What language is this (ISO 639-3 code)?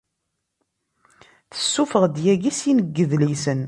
kab